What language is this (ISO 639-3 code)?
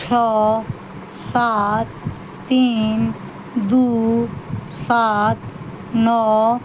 mai